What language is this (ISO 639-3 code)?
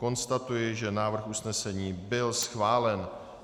ces